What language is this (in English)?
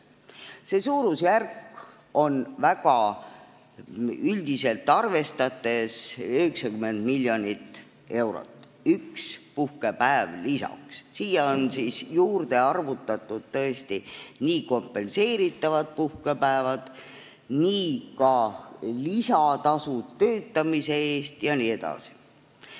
Estonian